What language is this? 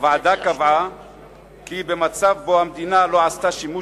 Hebrew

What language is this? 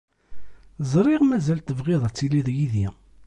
Kabyle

